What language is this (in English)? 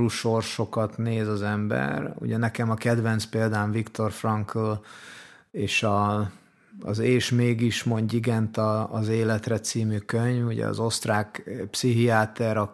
Hungarian